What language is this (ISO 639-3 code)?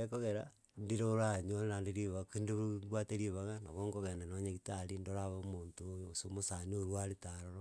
guz